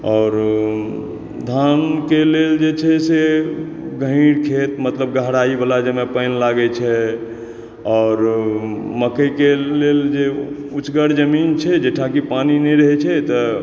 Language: Maithili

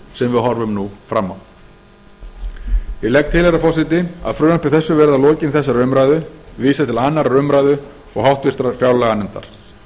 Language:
Icelandic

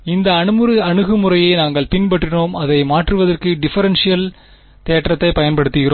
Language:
Tamil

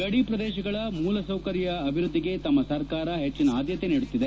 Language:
Kannada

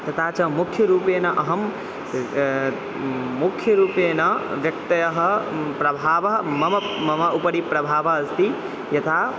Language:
Sanskrit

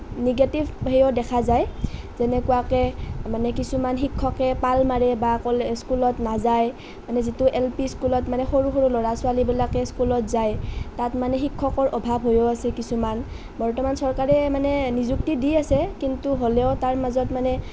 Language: Assamese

